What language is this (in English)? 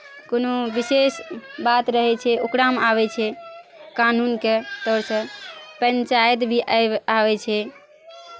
Maithili